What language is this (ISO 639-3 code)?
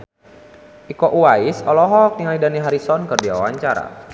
sun